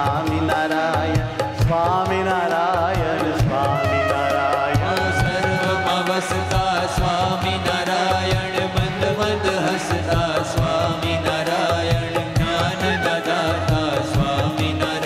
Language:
Arabic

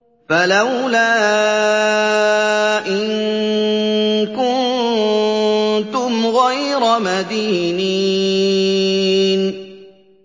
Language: Arabic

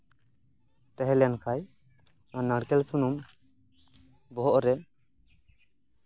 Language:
Santali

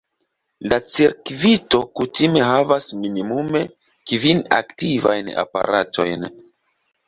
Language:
Esperanto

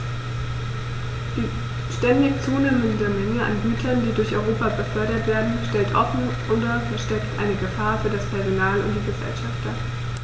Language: German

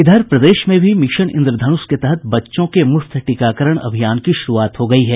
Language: Hindi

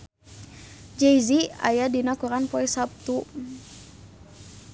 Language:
Sundanese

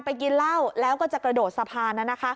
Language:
Thai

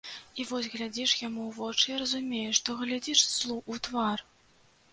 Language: Belarusian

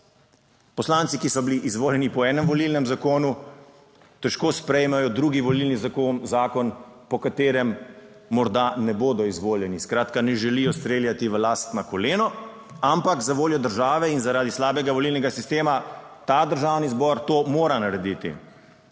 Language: Slovenian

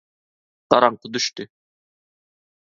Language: Turkmen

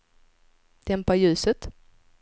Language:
Swedish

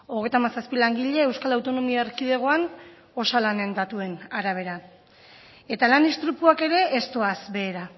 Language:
Basque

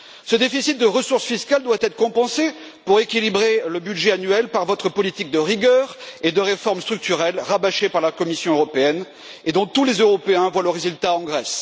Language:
French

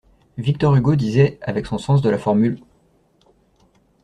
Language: French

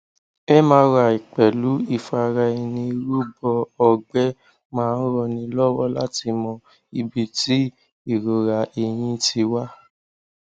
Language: Yoruba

